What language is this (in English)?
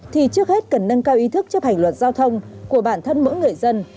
Vietnamese